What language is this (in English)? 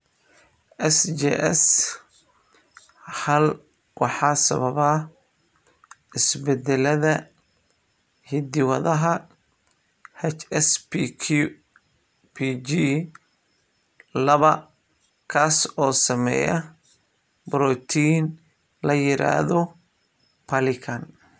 Somali